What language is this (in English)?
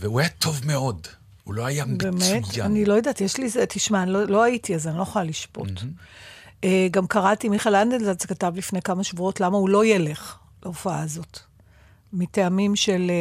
Hebrew